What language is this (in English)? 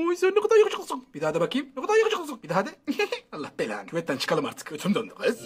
Turkish